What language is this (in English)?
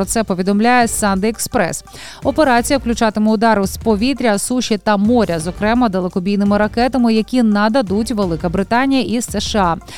Ukrainian